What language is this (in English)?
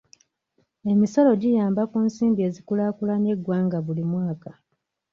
Ganda